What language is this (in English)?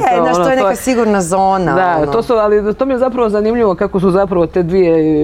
Croatian